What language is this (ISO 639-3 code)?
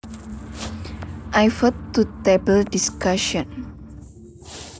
jav